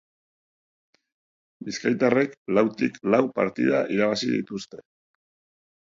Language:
Basque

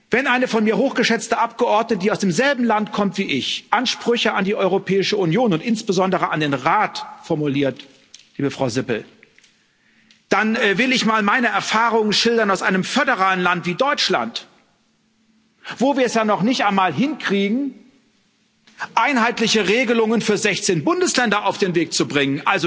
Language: German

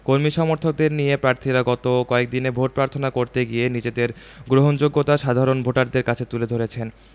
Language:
Bangla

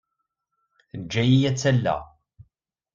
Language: Kabyle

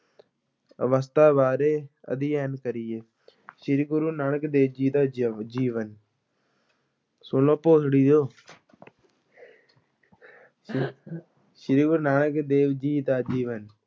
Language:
Punjabi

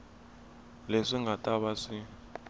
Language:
Tsonga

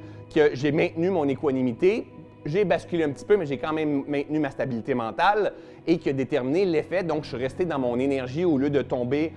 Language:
French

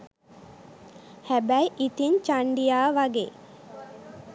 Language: Sinhala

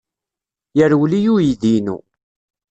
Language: Kabyle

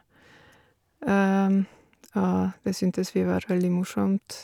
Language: Norwegian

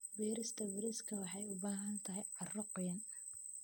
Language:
Somali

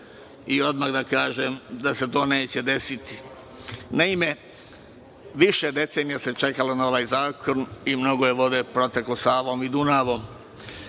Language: Serbian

